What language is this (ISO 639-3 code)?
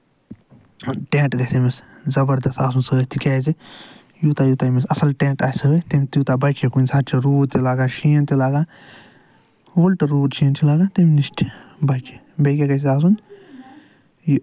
kas